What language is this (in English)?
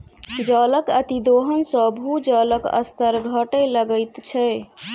Maithili